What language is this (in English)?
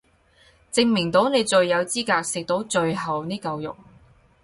Cantonese